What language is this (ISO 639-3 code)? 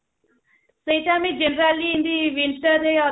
ori